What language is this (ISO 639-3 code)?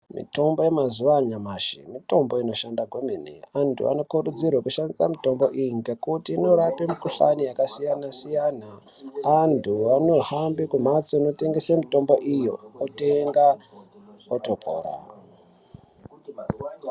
ndc